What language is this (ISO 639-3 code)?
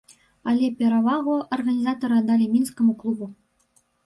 bel